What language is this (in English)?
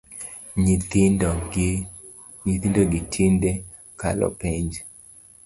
Luo (Kenya and Tanzania)